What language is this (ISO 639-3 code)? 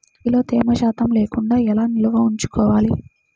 tel